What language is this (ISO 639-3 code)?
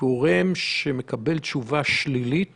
heb